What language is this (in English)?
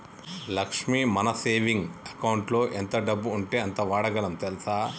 Telugu